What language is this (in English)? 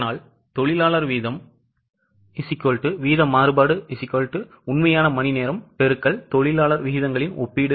Tamil